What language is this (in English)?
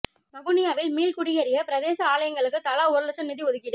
Tamil